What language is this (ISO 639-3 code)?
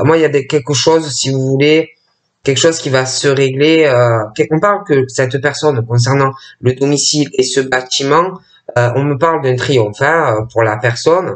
fra